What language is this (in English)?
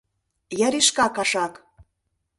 Mari